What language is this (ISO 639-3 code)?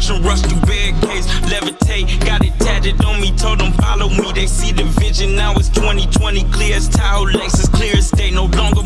eng